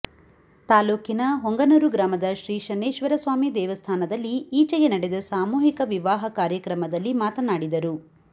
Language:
Kannada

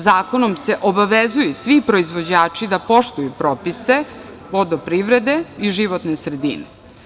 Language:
Serbian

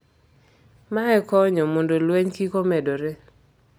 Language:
Luo (Kenya and Tanzania)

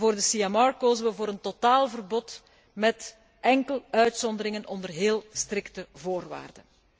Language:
Dutch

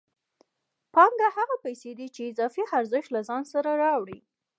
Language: Pashto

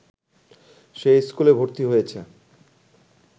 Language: Bangla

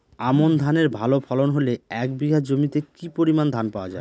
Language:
Bangla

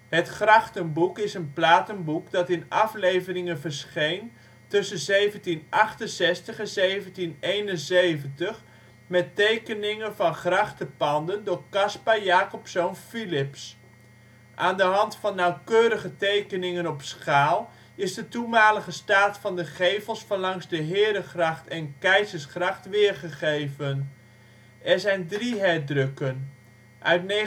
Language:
Dutch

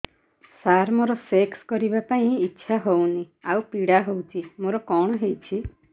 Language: Odia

